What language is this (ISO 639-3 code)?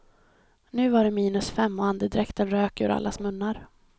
swe